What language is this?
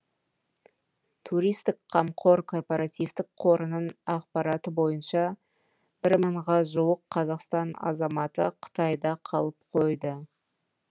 Kazakh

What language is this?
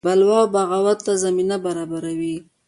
Pashto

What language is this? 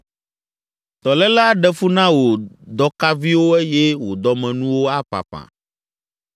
Ewe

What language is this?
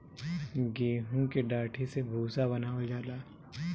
Bhojpuri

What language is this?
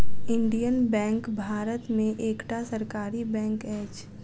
Maithili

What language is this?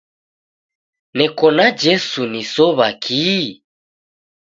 Taita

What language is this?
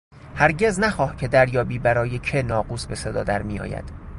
Persian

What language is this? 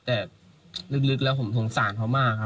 Thai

